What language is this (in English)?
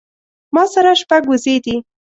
Pashto